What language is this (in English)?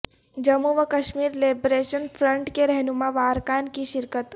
Urdu